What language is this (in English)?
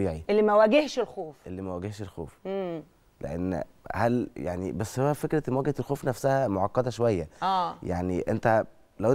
Arabic